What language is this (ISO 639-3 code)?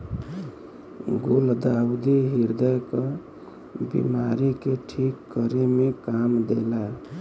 bho